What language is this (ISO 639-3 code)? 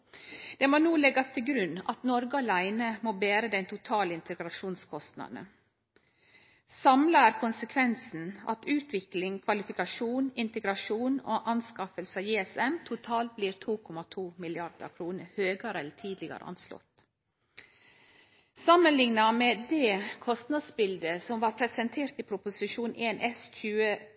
nno